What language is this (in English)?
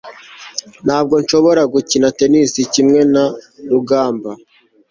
Kinyarwanda